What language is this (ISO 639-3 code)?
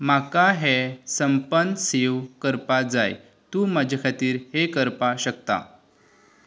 kok